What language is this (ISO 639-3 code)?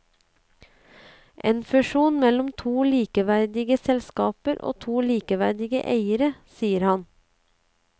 nor